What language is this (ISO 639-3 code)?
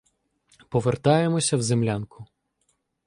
ukr